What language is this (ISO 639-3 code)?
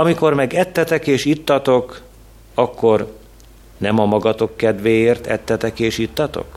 hun